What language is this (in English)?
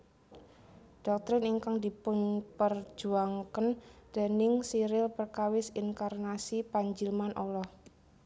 Javanese